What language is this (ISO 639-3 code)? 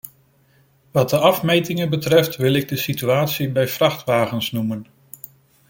nld